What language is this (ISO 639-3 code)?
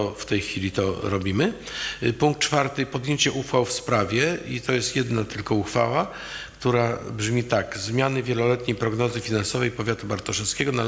pol